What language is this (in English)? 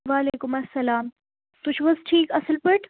Kashmiri